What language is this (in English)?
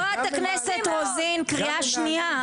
Hebrew